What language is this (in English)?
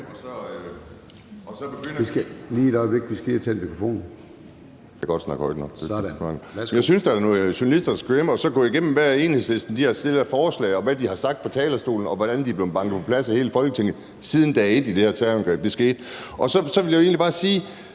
Danish